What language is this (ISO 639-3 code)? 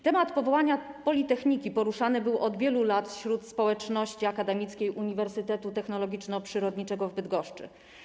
pol